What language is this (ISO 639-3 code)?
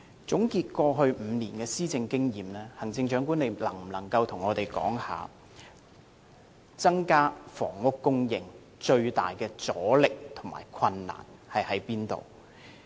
yue